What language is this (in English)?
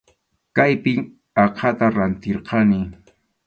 Arequipa-La Unión Quechua